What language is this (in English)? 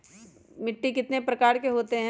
Magahi